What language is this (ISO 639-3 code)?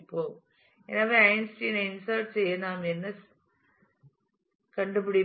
tam